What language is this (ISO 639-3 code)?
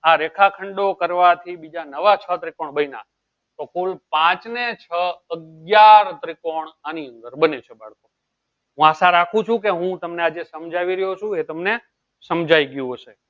guj